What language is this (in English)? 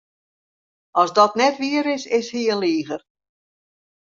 Western Frisian